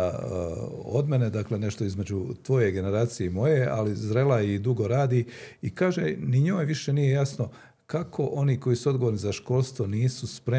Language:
Croatian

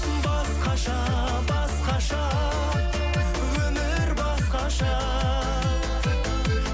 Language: Kazakh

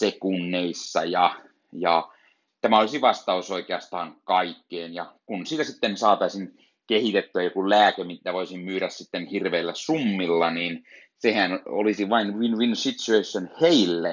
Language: Finnish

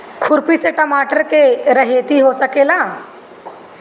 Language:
Bhojpuri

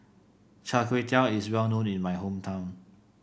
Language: English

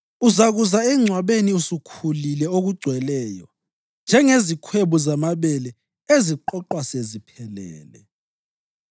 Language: North Ndebele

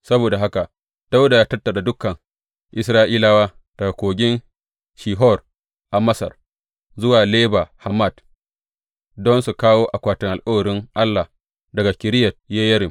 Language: Hausa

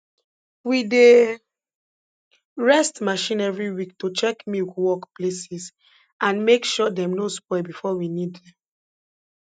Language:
Nigerian Pidgin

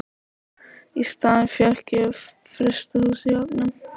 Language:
Icelandic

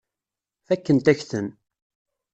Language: Kabyle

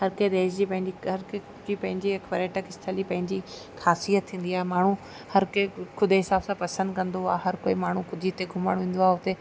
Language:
Sindhi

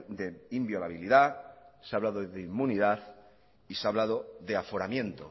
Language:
Spanish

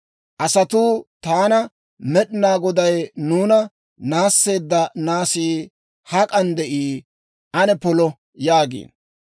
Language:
Dawro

